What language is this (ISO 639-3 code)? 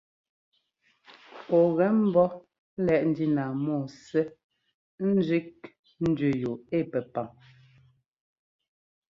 jgo